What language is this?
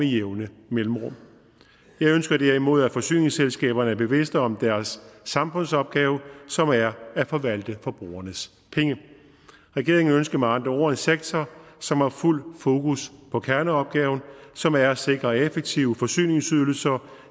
Danish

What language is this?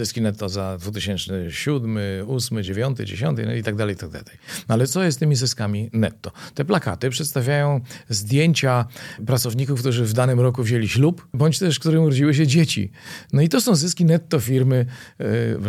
Polish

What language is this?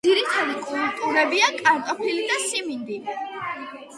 Georgian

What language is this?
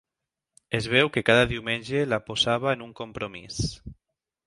Catalan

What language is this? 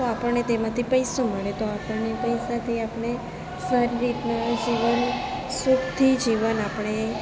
Gujarati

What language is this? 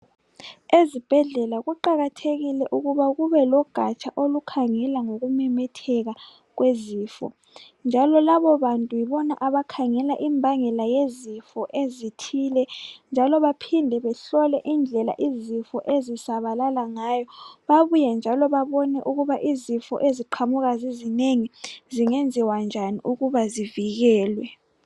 North Ndebele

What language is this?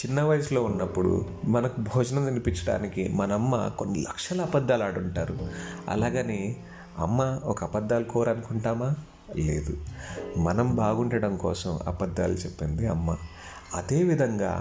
Telugu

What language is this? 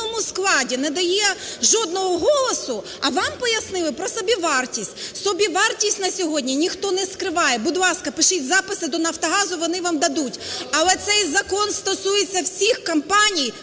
Ukrainian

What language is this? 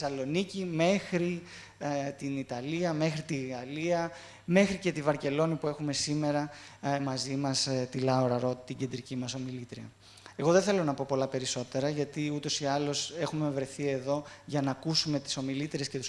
Greek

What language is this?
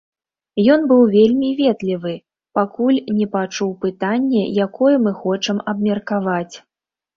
Belarusian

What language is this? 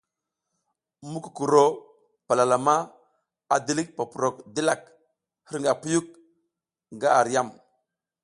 South Giziga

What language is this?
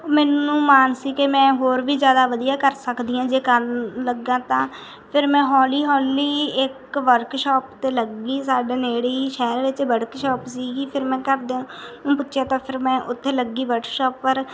Punjabi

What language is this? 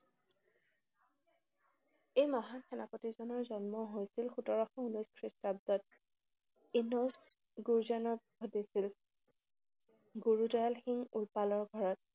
Assamese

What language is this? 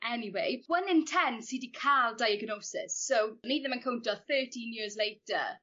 Welsh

